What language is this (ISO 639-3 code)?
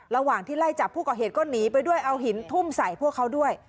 tha